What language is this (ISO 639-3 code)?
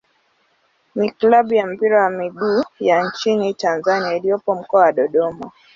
swa